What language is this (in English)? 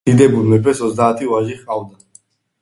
Georgian